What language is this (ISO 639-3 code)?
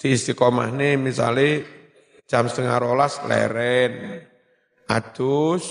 ind